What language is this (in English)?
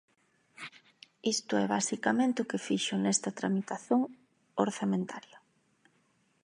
Galician